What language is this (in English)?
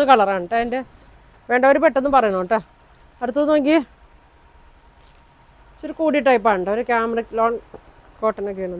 Malayalam